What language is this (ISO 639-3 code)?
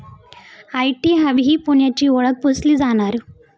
mar